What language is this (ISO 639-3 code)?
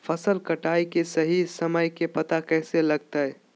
mag